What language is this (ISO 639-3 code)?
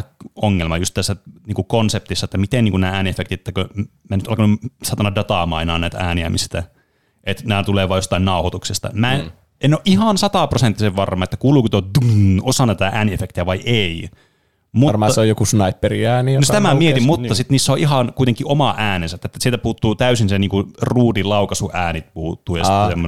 fin